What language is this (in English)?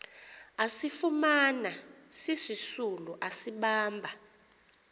Xhosa